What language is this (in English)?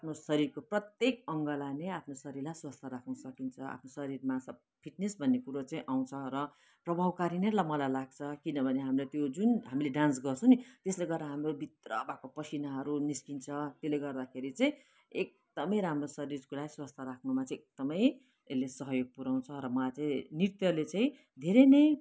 Nepali